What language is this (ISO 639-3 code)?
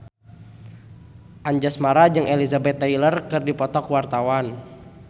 sun